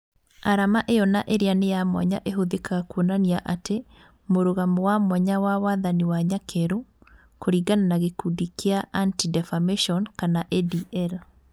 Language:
Kikuyu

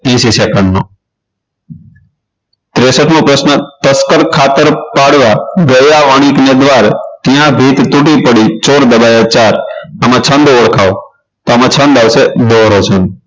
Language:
Gujarati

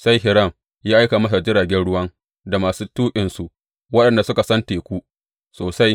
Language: Hausa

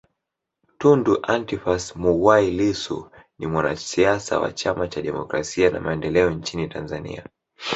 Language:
Swahili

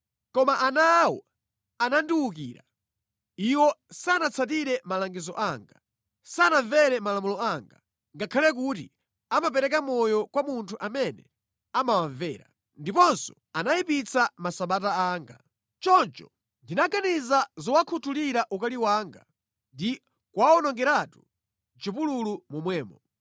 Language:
Nyanja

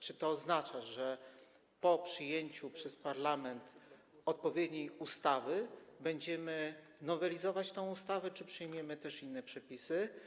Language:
Polish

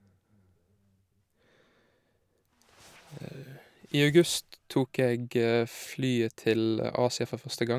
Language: Norwegian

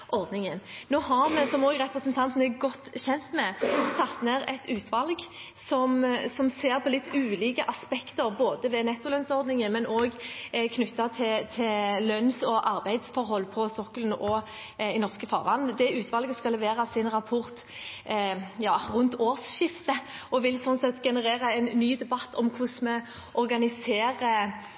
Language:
Norwegian Bokmål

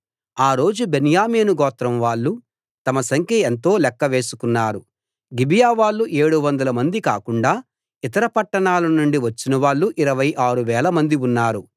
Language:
Telugu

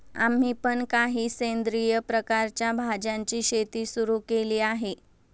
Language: Marathi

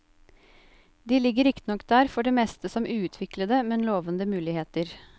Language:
Norwegian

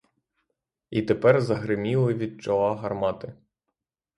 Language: Ukrainian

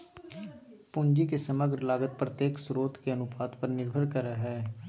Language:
Magahi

